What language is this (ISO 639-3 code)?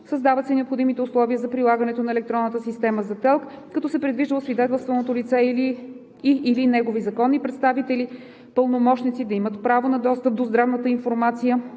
bul